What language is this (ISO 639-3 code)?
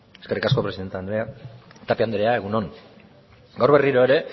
eus